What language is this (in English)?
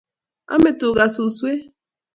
Kalenjin